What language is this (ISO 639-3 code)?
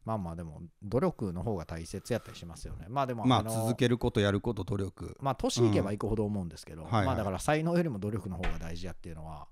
jpn